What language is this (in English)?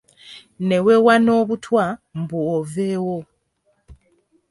Ganda